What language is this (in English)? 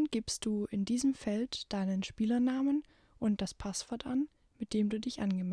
German